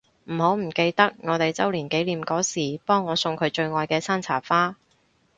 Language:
Cantonese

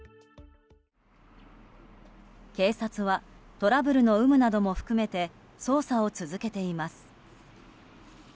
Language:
Japanese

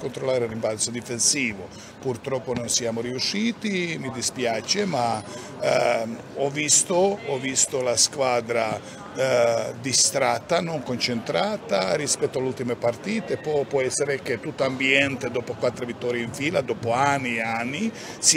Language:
Italian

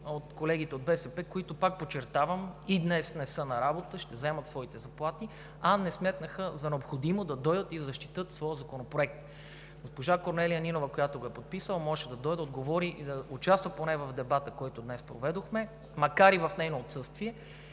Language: Bulgarian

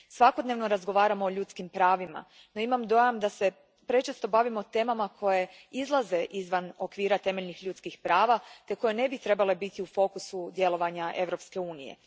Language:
Croatian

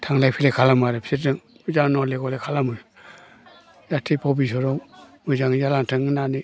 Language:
Bodo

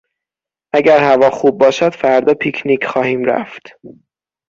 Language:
Persian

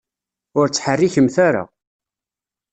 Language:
Kabyle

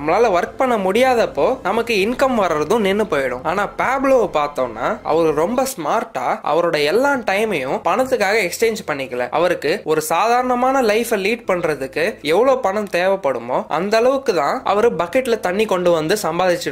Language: Polish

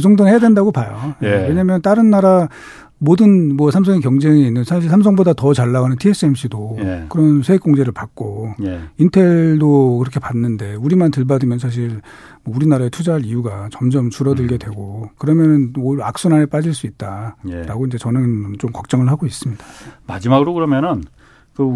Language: Korean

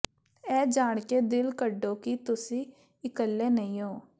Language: Punjabi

